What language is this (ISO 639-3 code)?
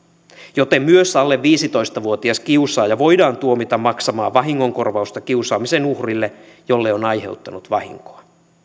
fin